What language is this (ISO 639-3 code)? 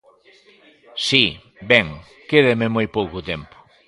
glg